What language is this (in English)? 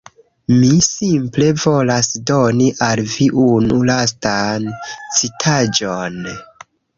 Esperanto